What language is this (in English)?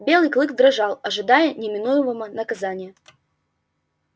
Russian